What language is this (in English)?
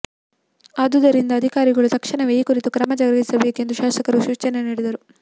Kannada